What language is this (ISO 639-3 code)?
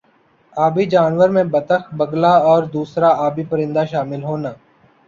urd